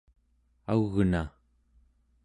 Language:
Central Yupik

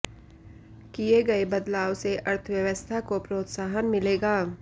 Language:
Hindi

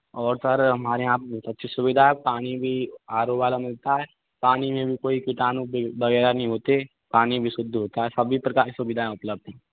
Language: Hindi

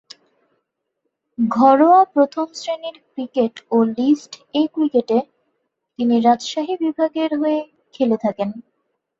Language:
Bangla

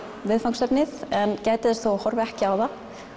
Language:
Icelandic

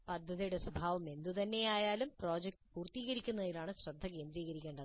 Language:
Malayalam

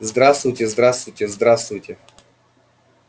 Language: Russian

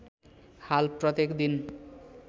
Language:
Nepali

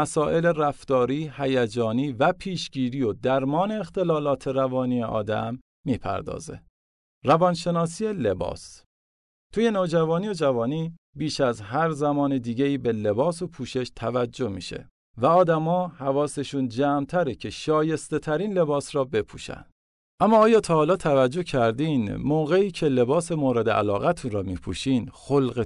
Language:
Persian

